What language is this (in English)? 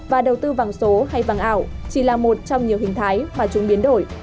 Vietnamese